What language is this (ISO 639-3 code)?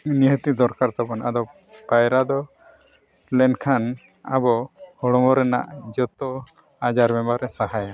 sat